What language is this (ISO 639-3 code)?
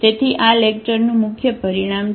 guj